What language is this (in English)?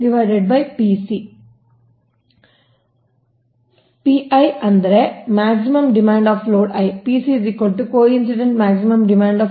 Kannada